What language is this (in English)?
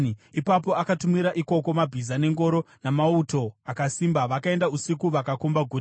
Shona